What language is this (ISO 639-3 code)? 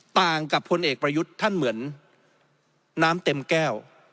tha